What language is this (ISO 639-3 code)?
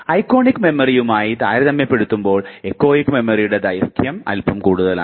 mal